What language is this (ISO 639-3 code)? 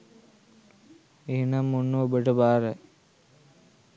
sin